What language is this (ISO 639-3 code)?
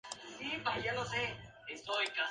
spa